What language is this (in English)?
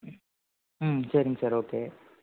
Tamil